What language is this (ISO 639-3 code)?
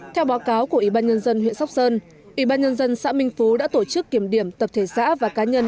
vie